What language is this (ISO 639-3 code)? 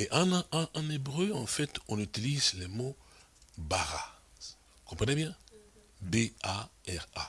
fra